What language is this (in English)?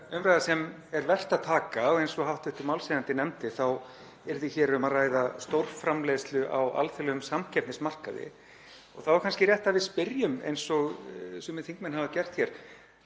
Icelandic